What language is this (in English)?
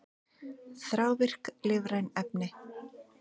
Icelandic